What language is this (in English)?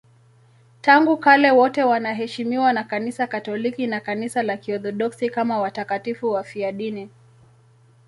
Swahili